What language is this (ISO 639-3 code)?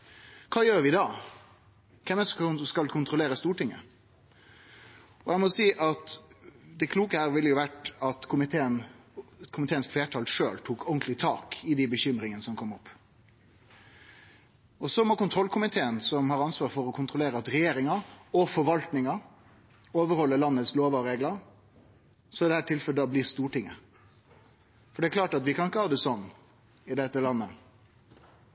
nno